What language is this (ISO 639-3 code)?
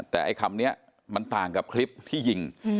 tha